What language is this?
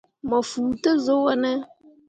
Mundang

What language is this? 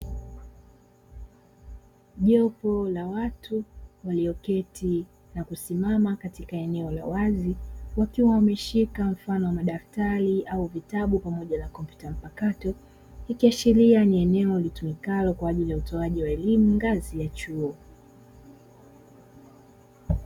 Swahili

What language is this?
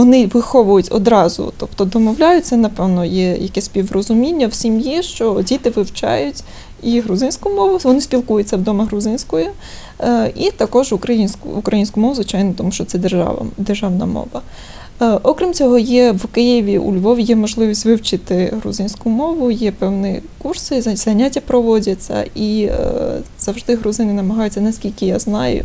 Ukrainian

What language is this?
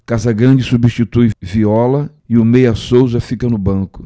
Portuguese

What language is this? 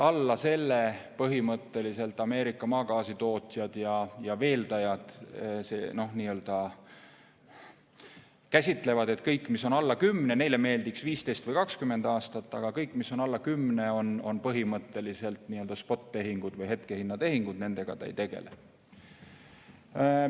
Estonian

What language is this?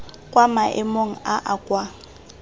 Tswana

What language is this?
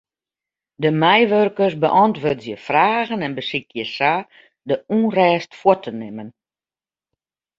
Western Frisian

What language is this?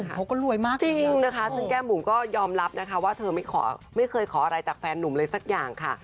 Thai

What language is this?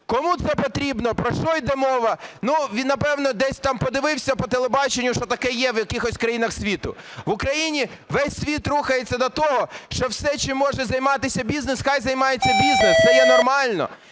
Ukrainian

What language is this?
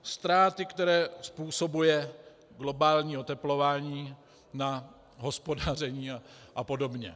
Czech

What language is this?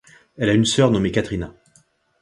French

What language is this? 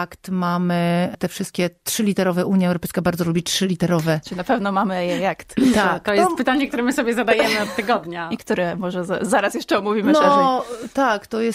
Polish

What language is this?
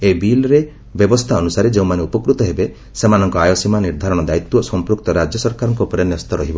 Odia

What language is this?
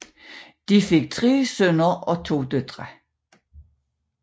Danish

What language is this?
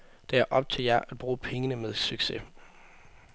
Danish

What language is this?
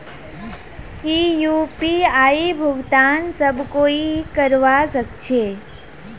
Magahi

